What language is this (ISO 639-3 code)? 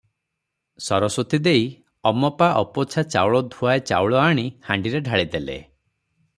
ori